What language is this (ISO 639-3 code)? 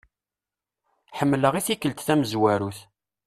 kab